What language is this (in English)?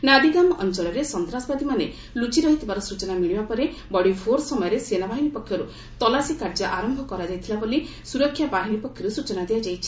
Odia